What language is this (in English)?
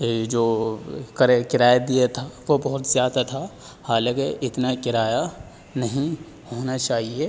Urdu